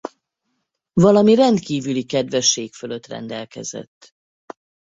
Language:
Hungarian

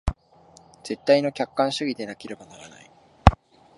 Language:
Japanese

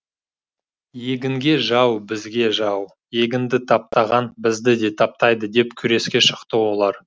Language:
Kazakh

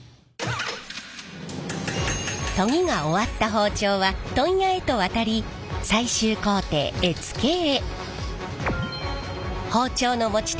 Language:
Japanese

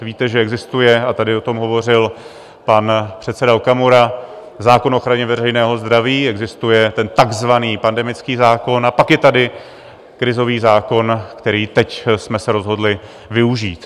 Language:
Czech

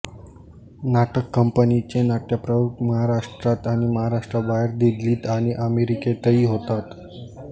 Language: Marathi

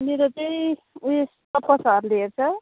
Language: Nepali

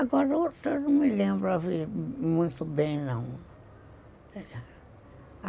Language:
Portuguese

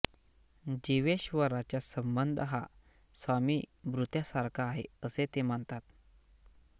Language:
Marathi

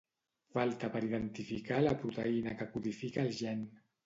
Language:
Catalan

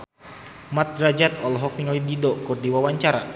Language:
Sundanese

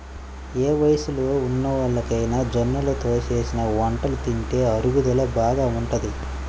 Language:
Telugu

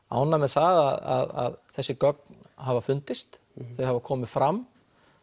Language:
Icelandic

